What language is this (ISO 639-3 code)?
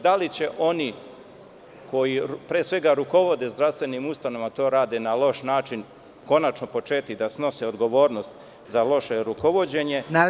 srp